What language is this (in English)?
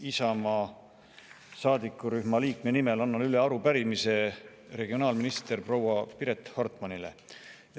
Estonian